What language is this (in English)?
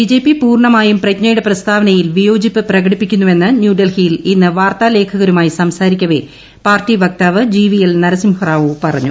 Malayalam